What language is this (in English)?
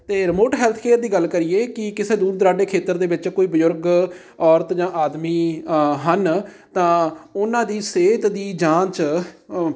Punjabi